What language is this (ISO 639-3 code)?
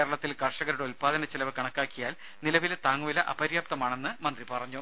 mal